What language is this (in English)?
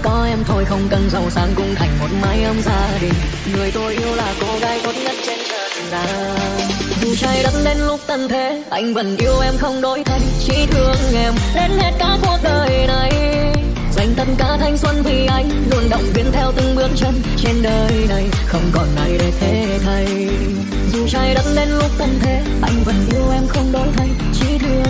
Vietnamese